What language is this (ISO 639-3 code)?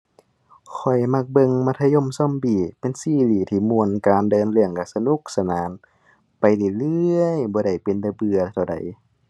tha